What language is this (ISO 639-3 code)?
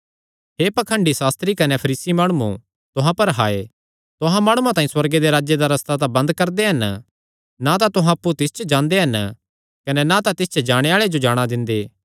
xnr